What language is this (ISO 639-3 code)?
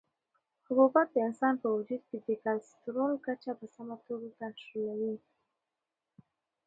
pus